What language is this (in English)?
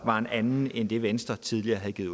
Danish